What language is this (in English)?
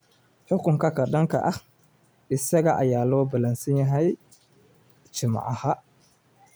Somali